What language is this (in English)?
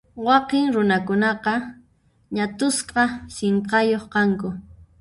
Puno Quechua